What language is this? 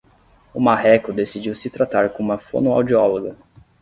Portuguese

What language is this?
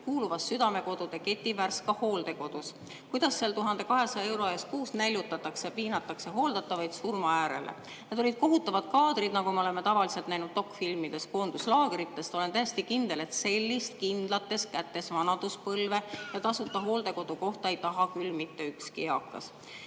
Estonian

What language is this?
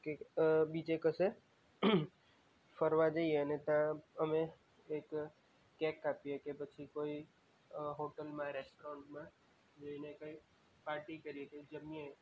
Gujarati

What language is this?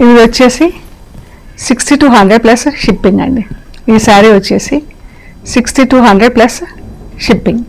Telugu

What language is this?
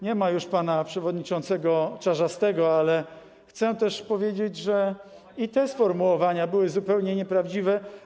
Polish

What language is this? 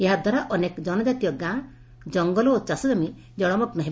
Odia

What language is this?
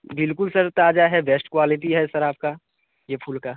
Hindi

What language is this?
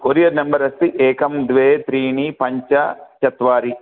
Sanskrit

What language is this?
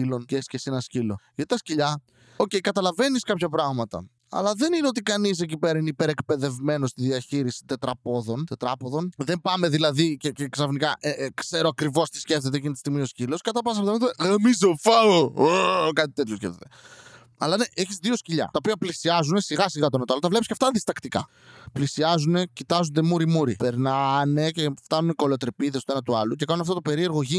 Greek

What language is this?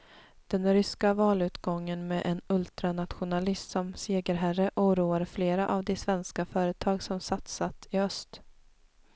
Swedish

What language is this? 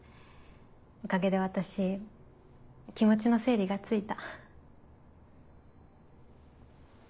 Japanese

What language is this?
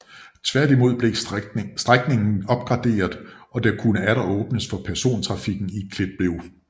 Danish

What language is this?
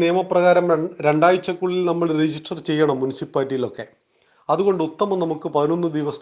Malayalam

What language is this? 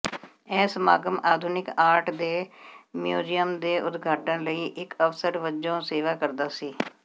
Punjabi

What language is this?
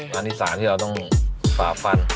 Thai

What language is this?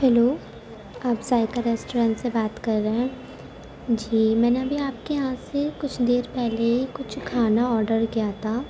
Urdu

